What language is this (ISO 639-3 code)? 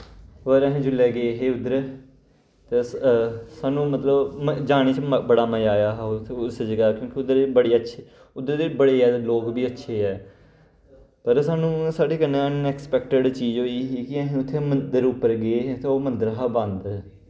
doi